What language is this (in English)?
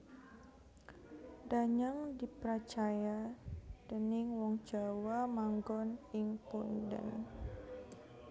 Javanese